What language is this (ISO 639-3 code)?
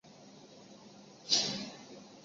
zho